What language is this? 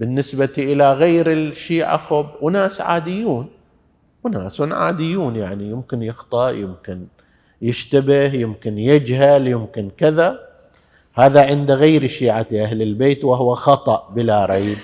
Arabic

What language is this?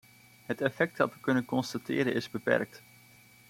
Dutch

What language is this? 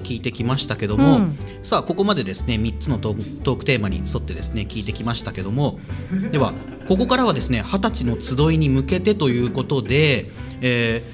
Japanese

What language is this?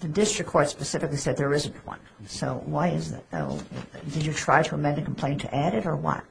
English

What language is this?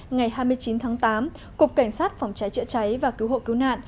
Vietnamese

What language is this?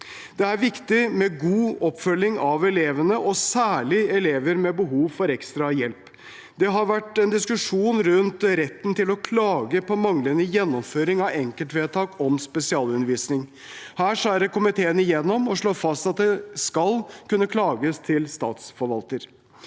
Norwegian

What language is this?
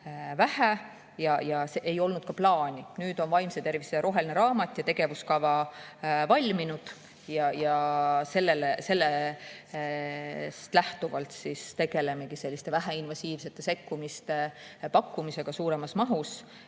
Estonian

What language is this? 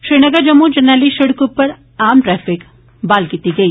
Dogri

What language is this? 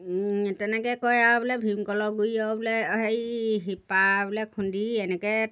Assamese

